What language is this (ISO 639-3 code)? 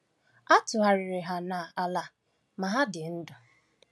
ibo